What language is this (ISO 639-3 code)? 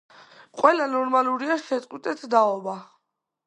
kat